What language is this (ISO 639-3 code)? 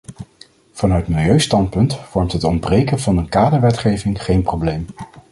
nld